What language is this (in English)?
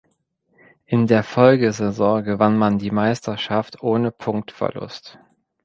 German